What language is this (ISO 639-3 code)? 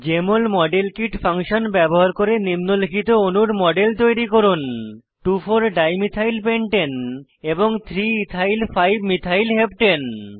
ben